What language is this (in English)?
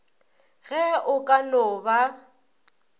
Northern Sotho